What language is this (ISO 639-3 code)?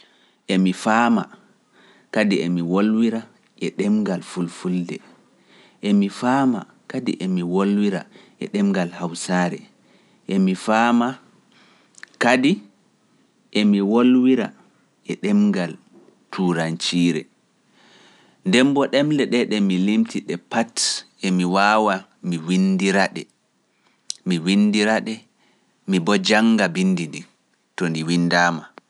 fuf